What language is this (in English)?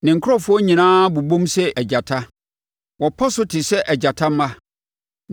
Akan